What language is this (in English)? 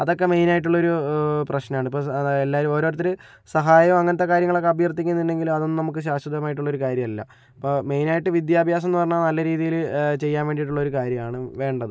Malayalam